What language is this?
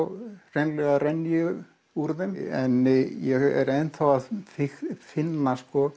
Icelandic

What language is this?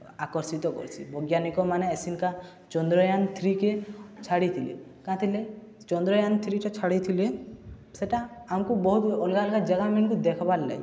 Odia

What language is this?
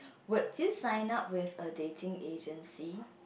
English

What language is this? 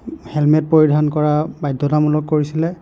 Assamese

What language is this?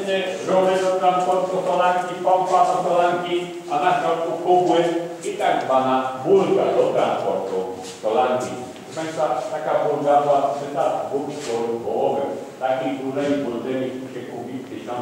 Polish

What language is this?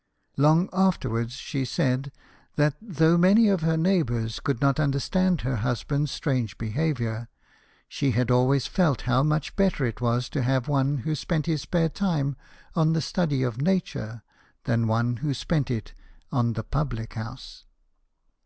English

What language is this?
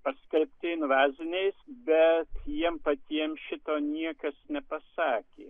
Lithuanian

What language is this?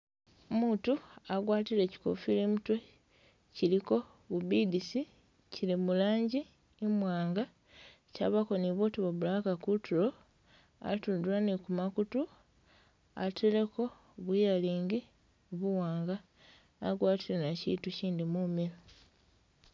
Masaaba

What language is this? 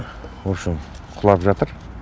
Kazakh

